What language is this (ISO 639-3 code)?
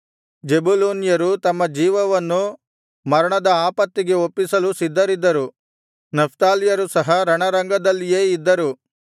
kan